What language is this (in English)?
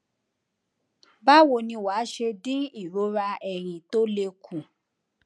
Yoruba